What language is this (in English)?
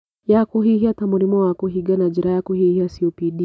Kikuyu